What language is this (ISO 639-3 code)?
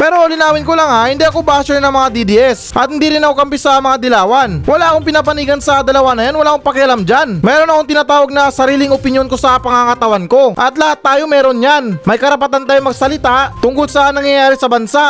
fil